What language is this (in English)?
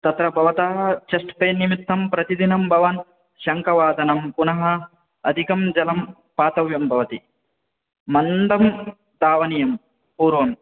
Sanskrit